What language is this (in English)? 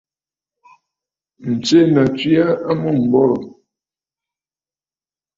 Bafut